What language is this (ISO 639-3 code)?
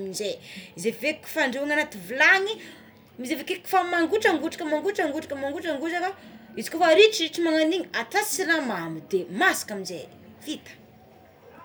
xmw